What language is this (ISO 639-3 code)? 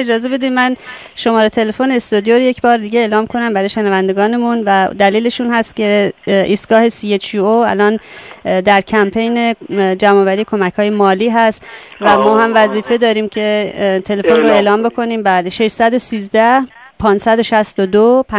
fas